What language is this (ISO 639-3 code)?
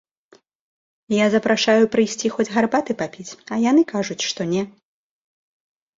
bel